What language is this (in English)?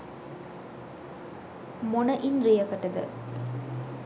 Sinhala